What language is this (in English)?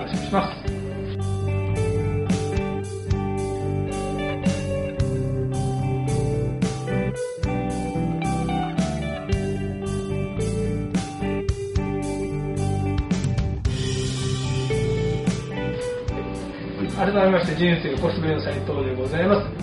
Japanese